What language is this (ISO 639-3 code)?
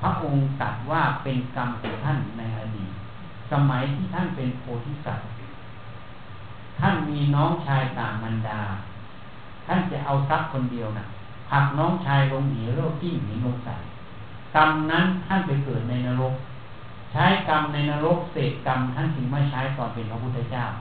tha